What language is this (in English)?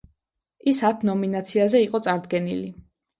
Georgian